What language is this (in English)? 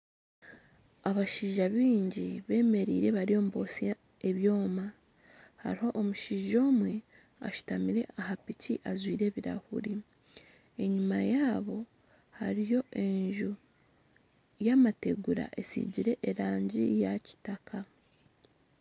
Nyankole